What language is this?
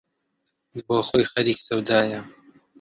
Central Kurdish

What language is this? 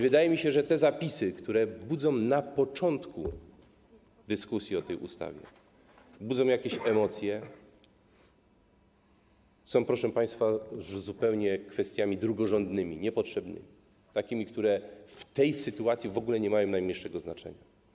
Polish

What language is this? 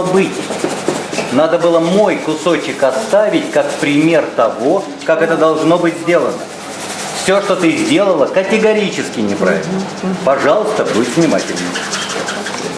Russian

